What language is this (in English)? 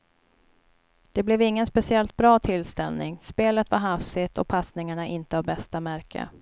Swedish